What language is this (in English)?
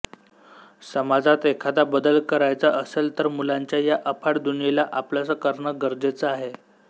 Marathi